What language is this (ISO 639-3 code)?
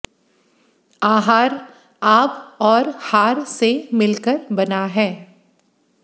hin